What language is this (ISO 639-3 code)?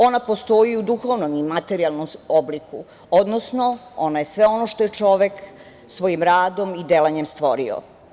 srp